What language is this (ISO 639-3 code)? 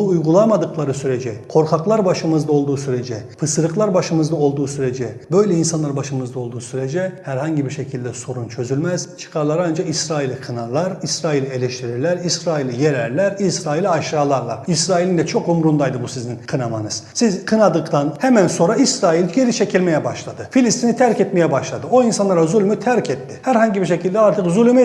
tur